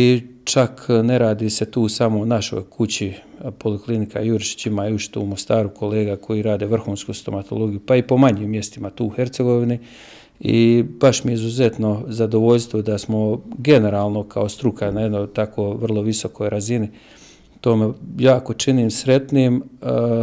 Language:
Croatian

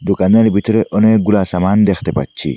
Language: Bangla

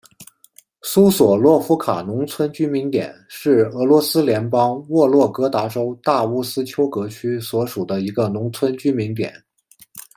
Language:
Chinese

